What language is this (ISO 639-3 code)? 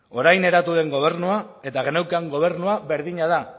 eus